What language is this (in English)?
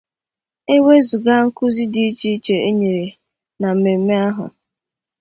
Igbo